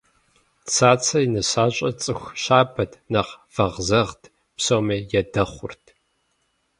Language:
Kabardian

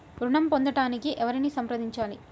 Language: Telugu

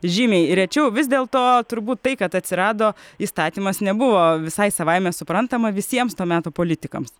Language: Lithuanian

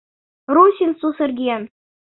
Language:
Mari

